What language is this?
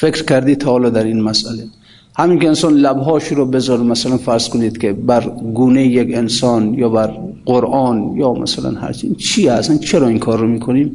Persian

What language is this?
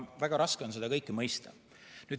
Estonian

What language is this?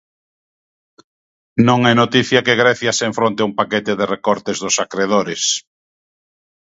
Galician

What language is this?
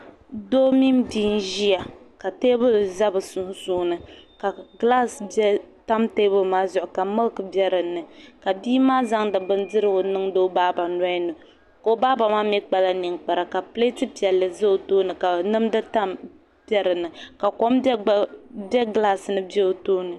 Dagbani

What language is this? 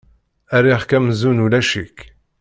Kabyle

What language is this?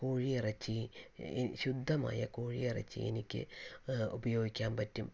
Malayalam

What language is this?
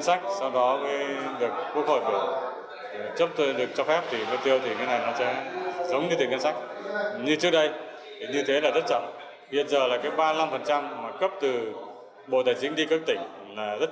Vietnamese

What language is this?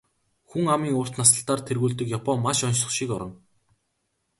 Mongolian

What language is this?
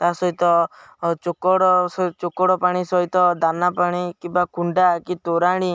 Odia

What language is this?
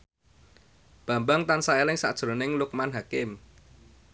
Javanese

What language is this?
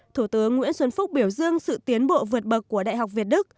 Vietnamese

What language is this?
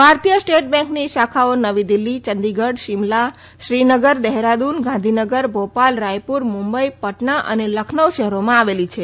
Gujarati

